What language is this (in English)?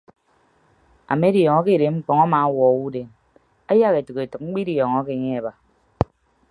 Ibibio